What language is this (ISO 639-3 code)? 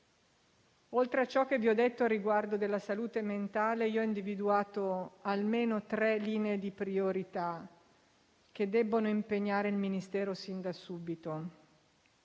ita